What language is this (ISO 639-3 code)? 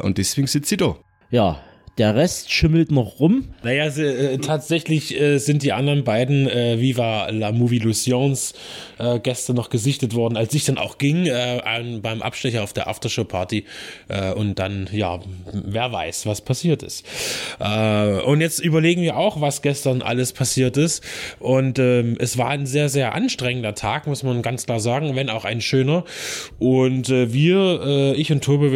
deu